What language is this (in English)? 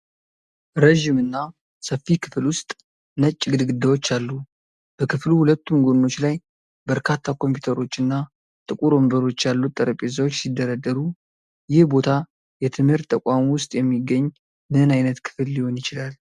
Amharic